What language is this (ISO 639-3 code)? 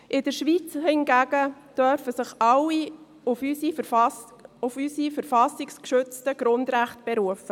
gsw